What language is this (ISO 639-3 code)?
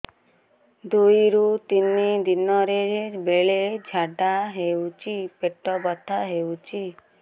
ori